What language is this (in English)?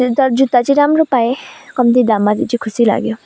Nepali